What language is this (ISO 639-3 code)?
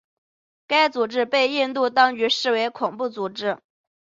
zho